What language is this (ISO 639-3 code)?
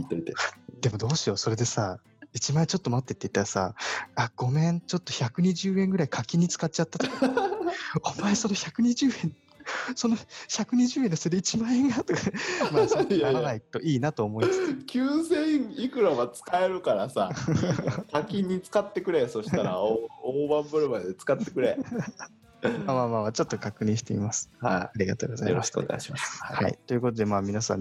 jpn